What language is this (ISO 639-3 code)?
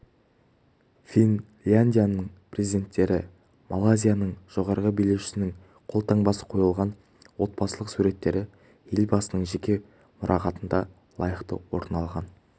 kaz